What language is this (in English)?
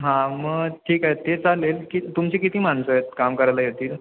Marathi